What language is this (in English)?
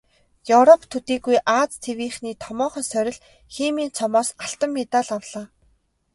Mongolian